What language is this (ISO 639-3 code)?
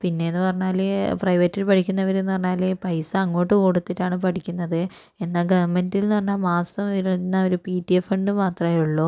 mal